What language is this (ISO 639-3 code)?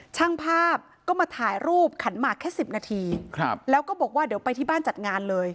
tha